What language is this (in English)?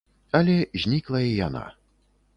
Belarusian